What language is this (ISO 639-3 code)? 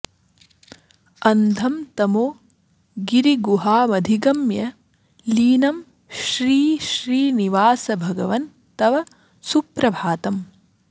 san